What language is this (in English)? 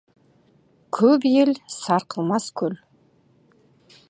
Kazakh